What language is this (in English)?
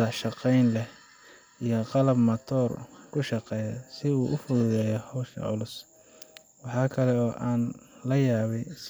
Somali